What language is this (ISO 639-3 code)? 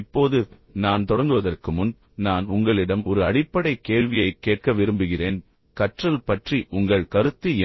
tam